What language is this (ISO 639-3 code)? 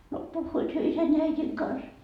fin